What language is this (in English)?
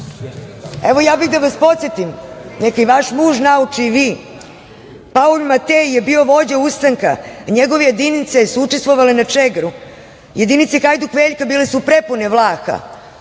Serbian